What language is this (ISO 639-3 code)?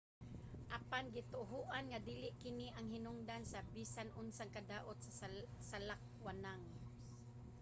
ceb